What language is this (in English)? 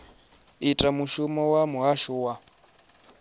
Venda